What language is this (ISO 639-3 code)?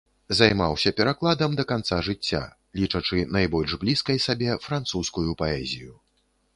bel